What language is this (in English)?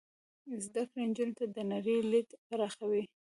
Pashto